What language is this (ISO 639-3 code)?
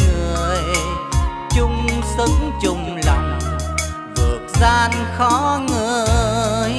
vie